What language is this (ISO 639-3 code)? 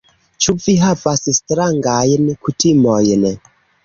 epo